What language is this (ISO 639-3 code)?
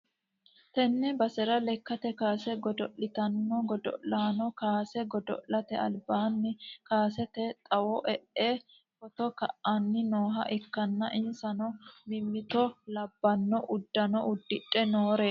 sid